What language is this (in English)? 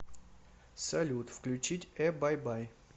Russian